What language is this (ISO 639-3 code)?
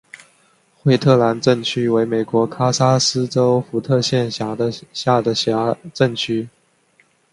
zho